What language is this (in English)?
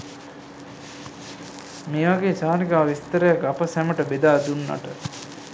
Sinhala